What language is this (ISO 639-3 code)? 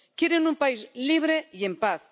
spa